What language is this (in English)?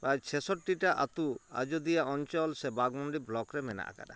Santali